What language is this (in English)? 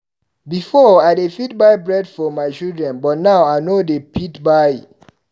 Nigerian Pidgin